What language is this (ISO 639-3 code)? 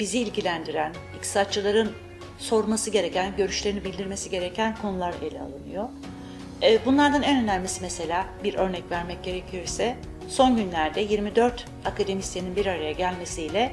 tur